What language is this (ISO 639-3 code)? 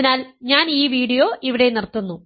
mal